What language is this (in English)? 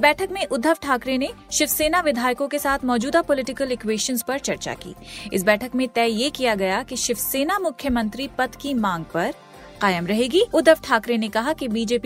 Hindi